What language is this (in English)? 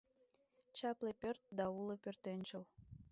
Mari